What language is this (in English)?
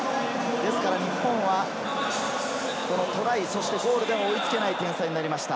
Japanese